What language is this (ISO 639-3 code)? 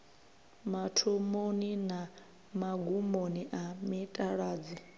ven